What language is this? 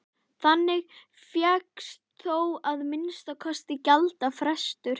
Icelandic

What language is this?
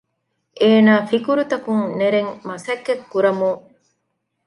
Divehi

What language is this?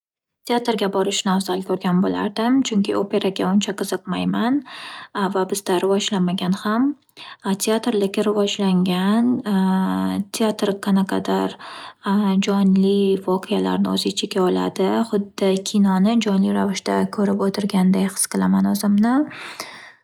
Uzbek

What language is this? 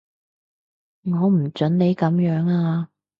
Cantonese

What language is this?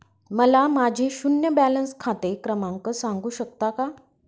Marathi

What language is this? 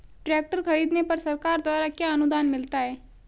Hindi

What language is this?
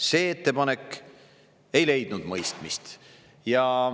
Estonian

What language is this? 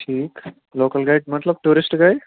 Kashmiri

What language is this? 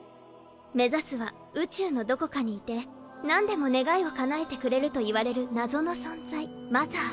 Japanese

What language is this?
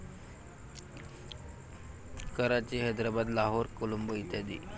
Marathi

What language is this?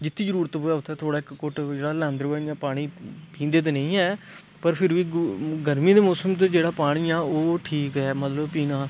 Dogri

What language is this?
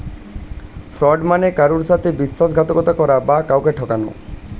Bangla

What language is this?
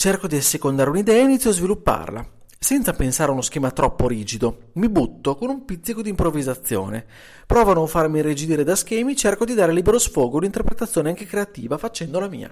Italian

